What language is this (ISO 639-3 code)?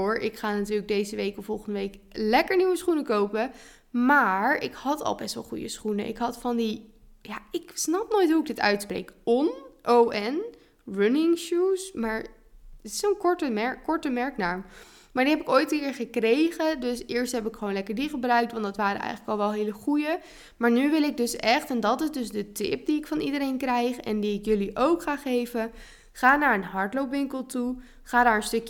nld